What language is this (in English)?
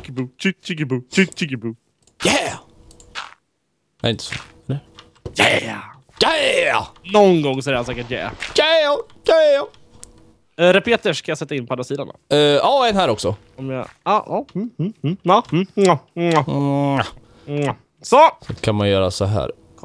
Swedish